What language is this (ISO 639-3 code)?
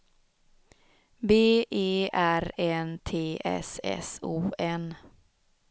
swe